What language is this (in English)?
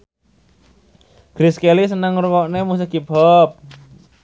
Javanese